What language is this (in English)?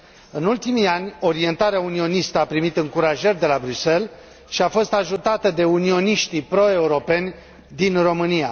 Romanian